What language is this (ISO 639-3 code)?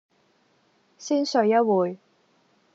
yue